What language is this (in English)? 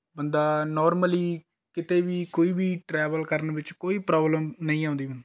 Punjabi